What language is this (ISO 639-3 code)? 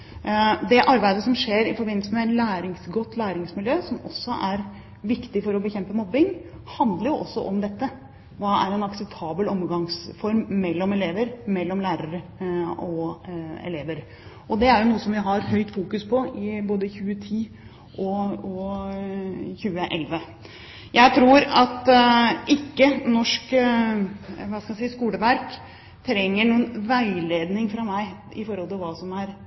nob